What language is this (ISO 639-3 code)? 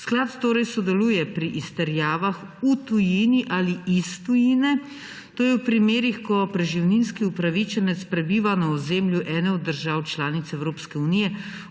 slv